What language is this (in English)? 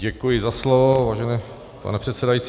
Czech